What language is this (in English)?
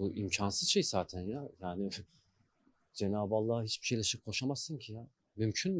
Turkish